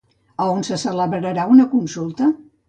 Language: Catalan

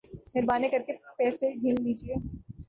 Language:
Urdu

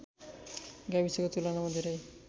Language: Nepali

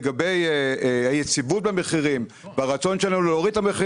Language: Hebrew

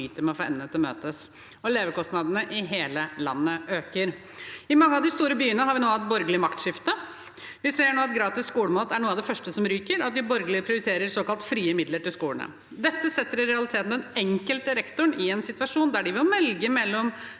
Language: Norwegian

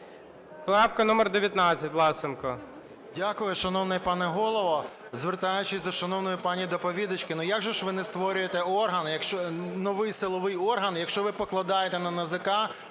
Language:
Ukrainian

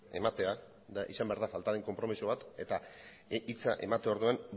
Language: Basque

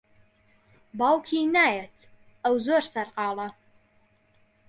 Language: Central Kurdish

